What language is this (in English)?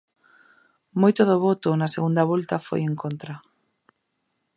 Galician